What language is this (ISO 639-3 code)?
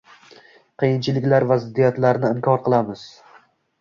uzb